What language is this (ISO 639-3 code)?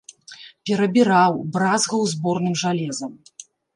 bel